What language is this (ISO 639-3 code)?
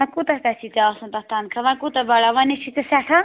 kas